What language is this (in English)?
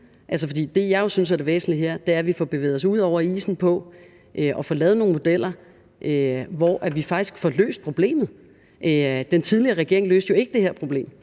Danish